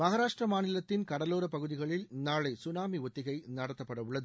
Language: Tamil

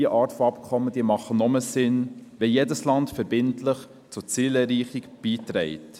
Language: Swiss German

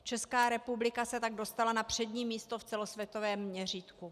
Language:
Czech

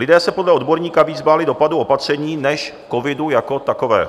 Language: Czech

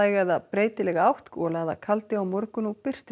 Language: Icelandic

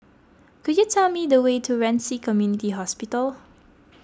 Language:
English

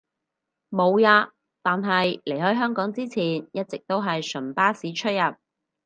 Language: Cantonese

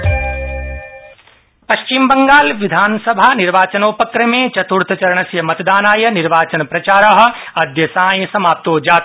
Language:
Sanskrit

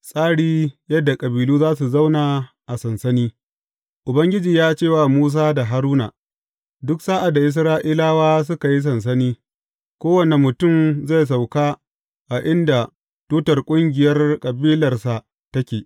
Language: Hausa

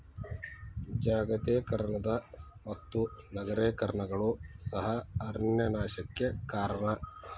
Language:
Kannada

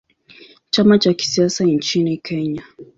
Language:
Swahili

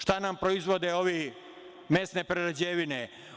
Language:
Serbian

